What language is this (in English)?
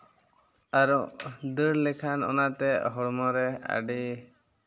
Santali